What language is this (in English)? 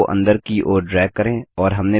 Hindi